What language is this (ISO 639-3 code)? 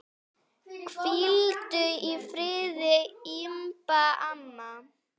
isl